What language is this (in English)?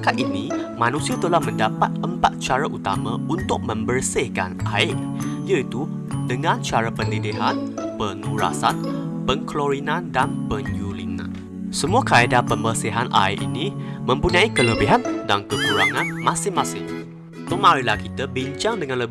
Malay